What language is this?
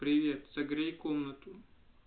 Russian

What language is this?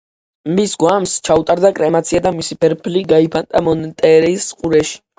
Georgian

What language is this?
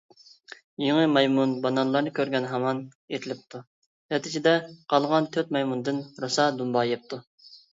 Uyghur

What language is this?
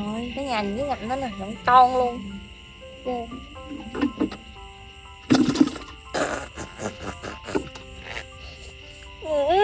Vietnamese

